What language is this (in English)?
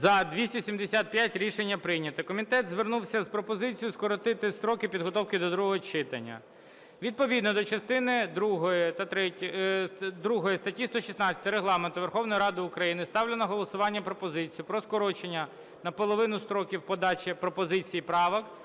Ukrainian